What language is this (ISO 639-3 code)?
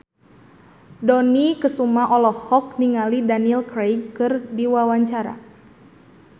sun